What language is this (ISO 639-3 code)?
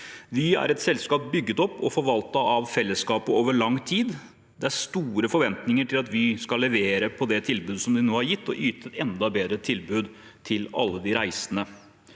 nor